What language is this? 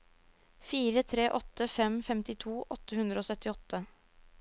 Norwegian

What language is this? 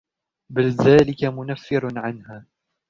Arabic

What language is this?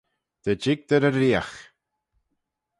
Manx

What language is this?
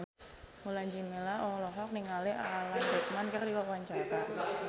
Sundanese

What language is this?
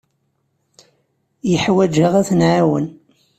Kabyle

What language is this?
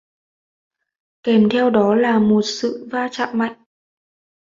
Vietnamese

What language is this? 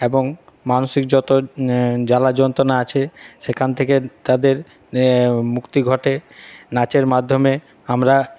Bangla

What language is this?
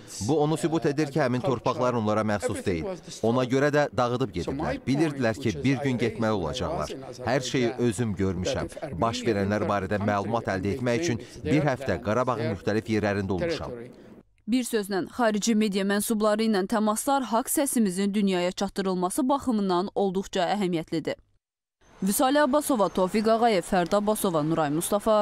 Turkish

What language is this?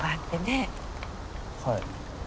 Japanese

